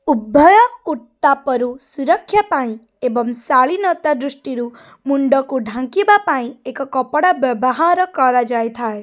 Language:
Odia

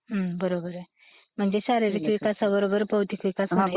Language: Marathi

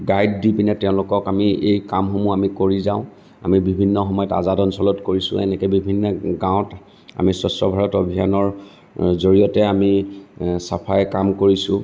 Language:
Assamese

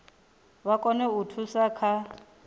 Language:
Venda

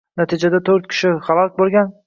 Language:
Uzbek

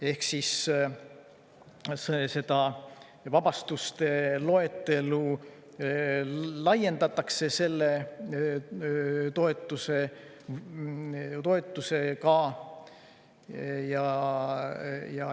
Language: Estonian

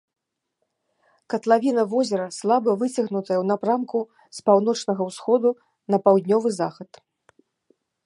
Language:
Belarusian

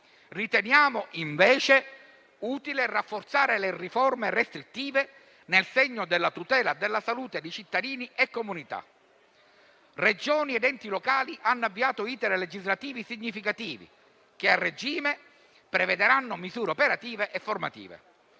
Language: Italian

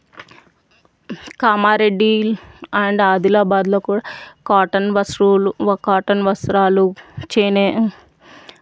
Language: Telugu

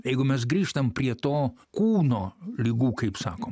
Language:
Lithuanian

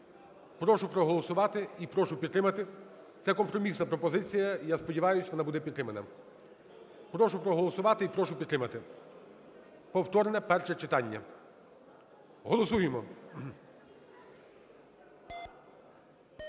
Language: Ukrainian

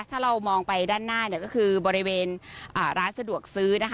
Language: Thai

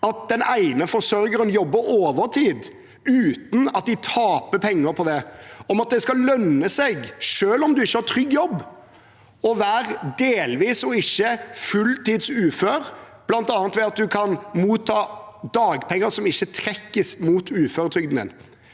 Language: Norwegian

